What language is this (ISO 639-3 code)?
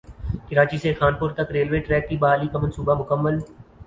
urd